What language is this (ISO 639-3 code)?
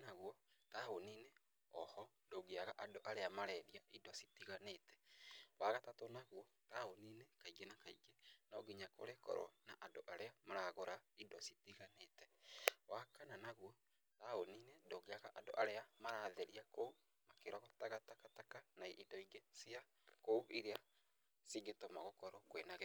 kik